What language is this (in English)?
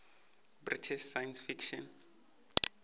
Northern Sotho